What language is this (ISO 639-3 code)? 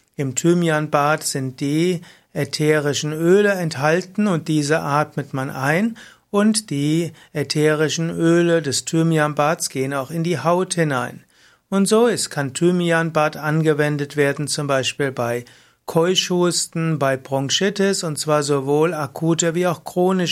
deu